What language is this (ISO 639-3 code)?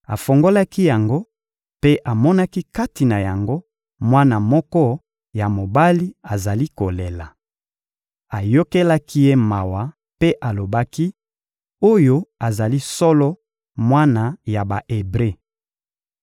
lin